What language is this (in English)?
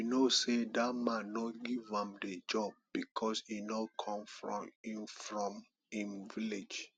Nigerian Pidgin